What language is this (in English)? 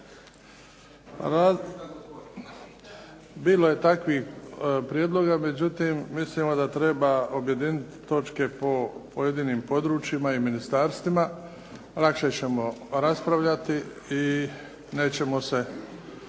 Croatian